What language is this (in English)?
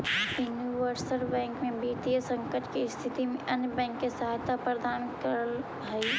Magahi